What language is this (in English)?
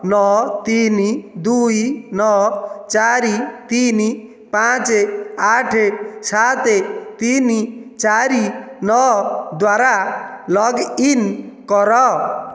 Odia